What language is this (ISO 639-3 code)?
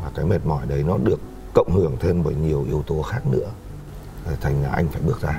vie